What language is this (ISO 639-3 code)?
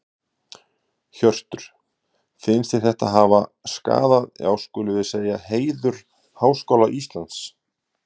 isl